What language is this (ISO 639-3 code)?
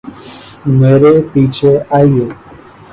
urd